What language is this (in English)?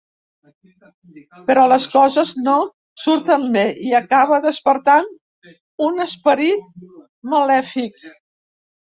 Catalan